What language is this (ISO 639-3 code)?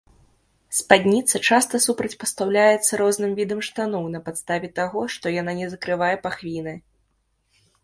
bel